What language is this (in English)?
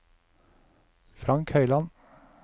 Norwegian